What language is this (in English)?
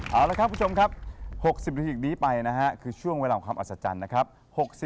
Thai